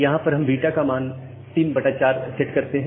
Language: Hindi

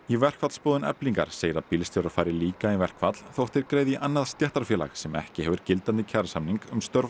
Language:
Icelandic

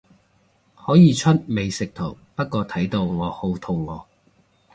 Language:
Cantonese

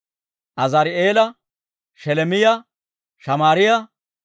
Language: Dawro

